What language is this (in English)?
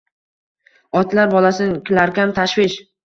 Uzbek